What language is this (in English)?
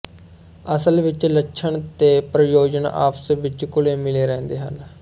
Punjabi